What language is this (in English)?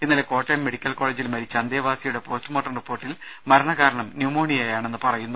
Malayalam